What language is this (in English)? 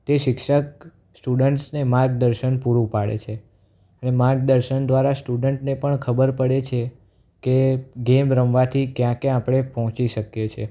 Gujarati